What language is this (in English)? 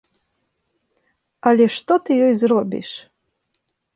Belarusian